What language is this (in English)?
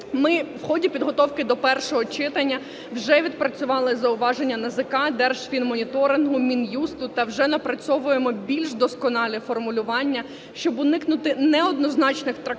Ukrainian